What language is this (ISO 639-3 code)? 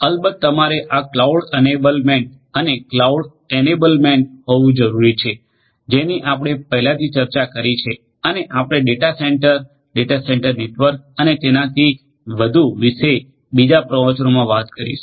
guj